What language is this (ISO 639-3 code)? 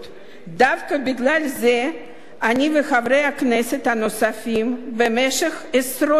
heb